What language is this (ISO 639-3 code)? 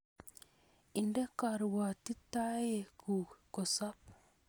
kln